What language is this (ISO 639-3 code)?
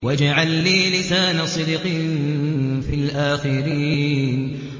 ara